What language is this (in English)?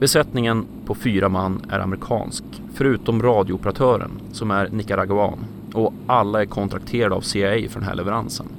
Swedish